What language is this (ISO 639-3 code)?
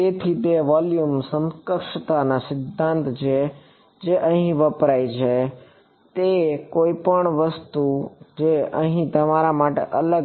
guj